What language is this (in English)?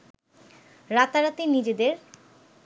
Bangla